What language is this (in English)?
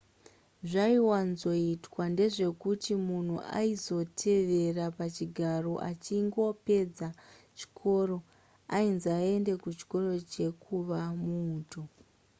Shona